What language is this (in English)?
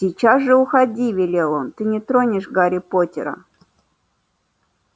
Russian